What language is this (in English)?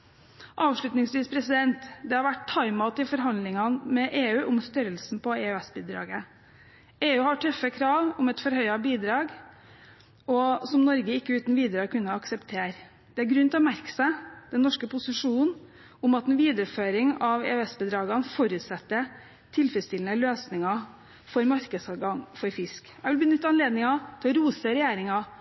Norwegian Bokmål